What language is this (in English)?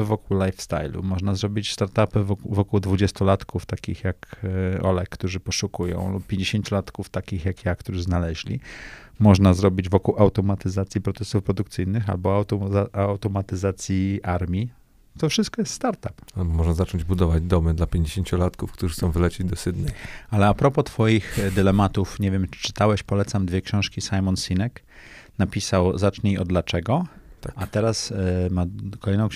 Polish